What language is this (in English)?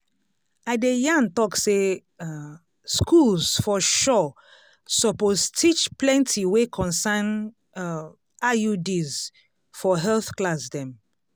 Nigerian Pidgin